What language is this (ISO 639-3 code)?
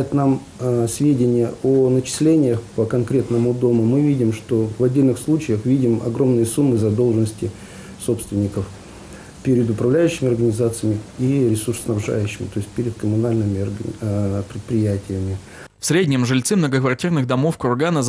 rus